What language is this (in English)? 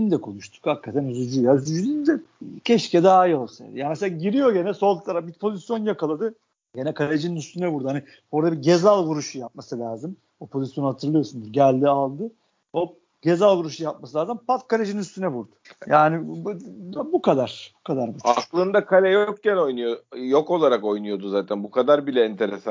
Turkish